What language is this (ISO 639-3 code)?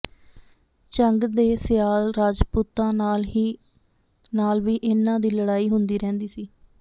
pan